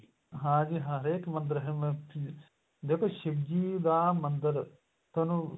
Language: Punjabi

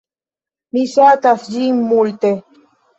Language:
Esperanto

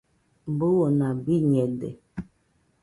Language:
Nüpode Huitoto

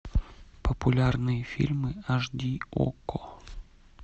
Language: Russian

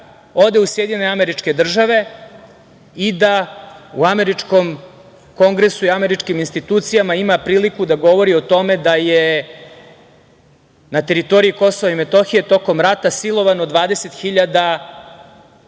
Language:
Serbian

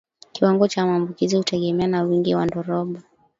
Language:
Swahili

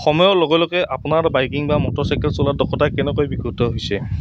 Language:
Assamese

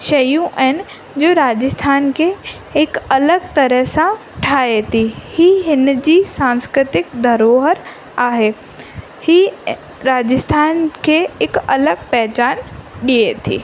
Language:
Sindhi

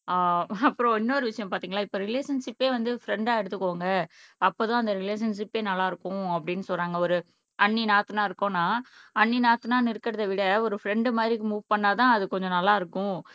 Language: Tamil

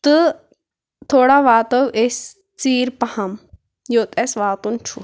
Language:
Kashmiri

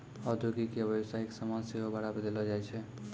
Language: Maithili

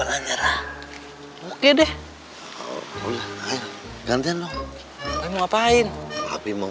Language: Indonesian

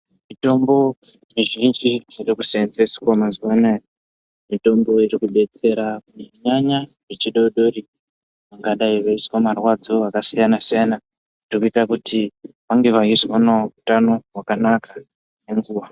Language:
Ndau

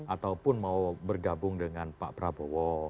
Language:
Indonesian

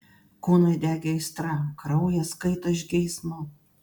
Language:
Lithuanian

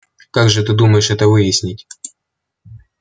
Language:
Russian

